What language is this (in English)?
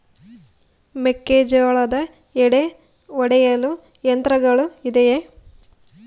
Kannada